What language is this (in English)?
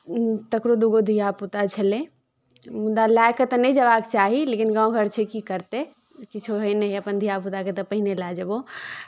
Maithili